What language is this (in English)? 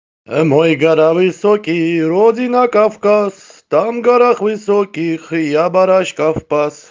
Russian